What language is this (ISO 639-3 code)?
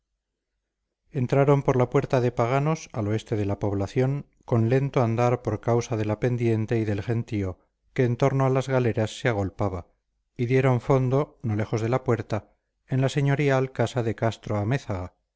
spa